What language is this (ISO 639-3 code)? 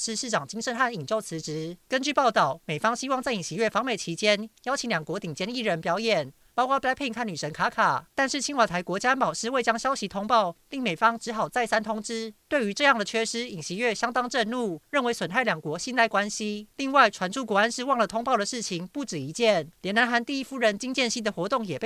zho